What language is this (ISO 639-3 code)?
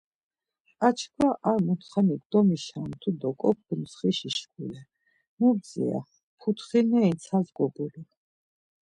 lzz